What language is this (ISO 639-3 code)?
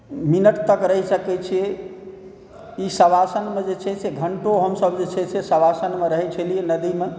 mai